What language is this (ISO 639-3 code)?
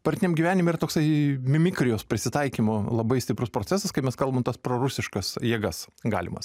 lit